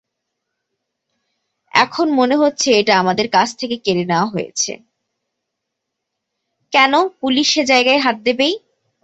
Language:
Bangla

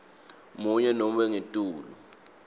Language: Swati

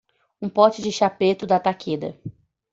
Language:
Portuguese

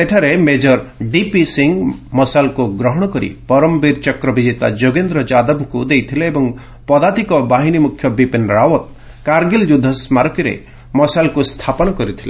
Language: Odia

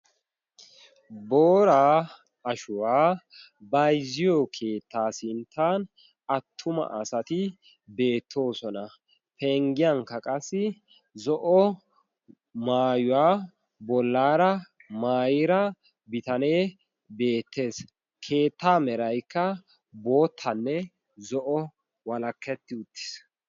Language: Wolaytta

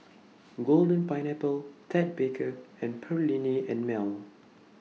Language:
English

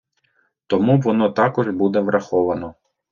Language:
Ukrainian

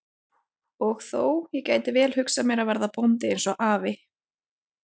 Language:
Icelandic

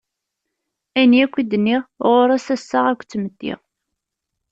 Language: Kabyle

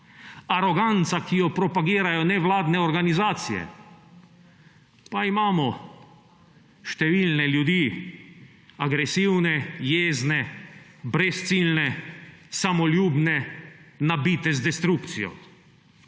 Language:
Slovenian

